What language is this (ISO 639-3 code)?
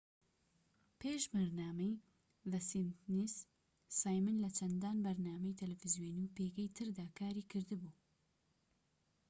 ckb